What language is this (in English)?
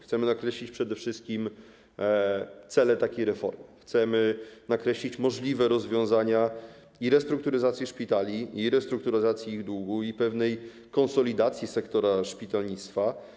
Polish